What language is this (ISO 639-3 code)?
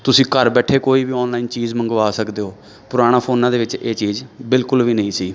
pan